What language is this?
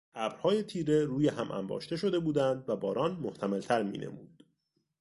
Persian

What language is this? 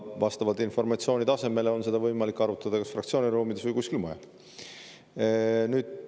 Estonian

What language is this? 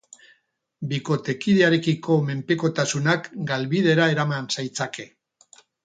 Basque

